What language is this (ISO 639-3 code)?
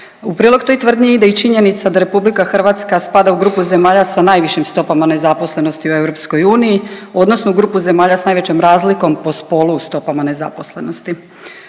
hrv